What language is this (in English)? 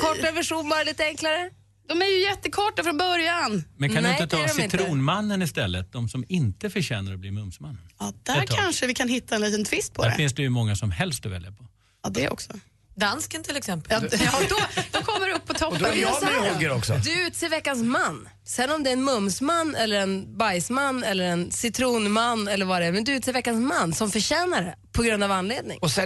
Swedish